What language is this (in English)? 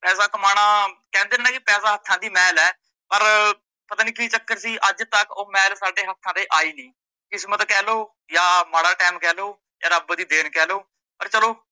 Punjabi